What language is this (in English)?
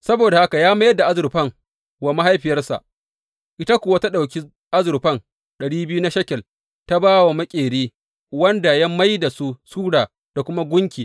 Hausa